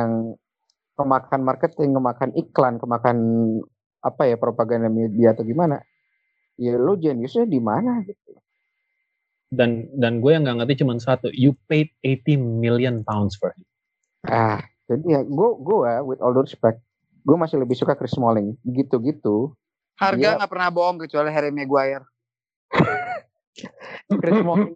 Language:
Indonesian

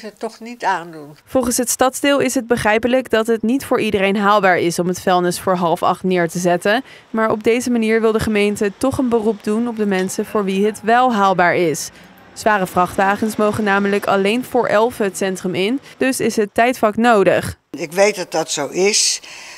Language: Dutch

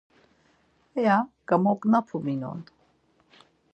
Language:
Laz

